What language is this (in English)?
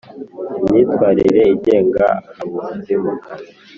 Kinyarwanda